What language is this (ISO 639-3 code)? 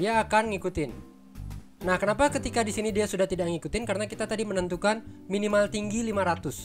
ind